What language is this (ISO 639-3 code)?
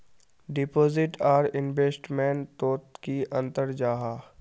mag